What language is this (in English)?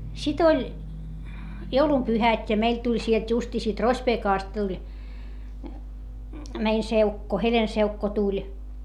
Finnish